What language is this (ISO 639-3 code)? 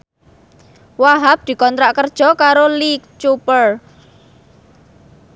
jav